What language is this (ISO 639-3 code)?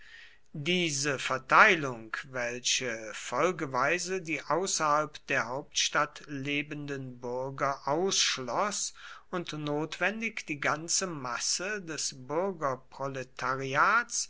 deu